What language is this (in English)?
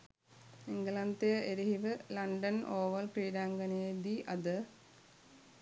Sinhala